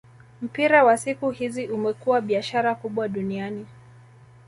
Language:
Swahili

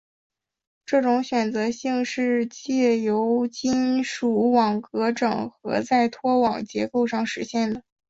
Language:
Chinese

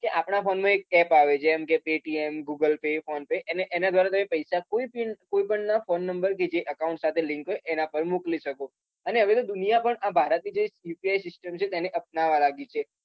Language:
Gujarati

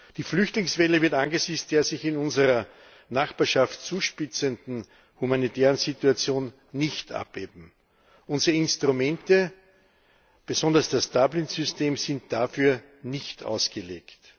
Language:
German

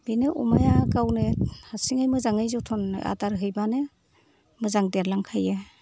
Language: Bodo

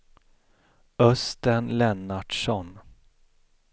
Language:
Swedish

